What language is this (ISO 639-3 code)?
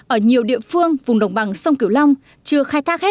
vie